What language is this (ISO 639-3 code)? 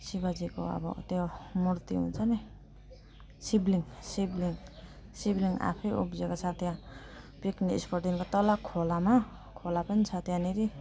nep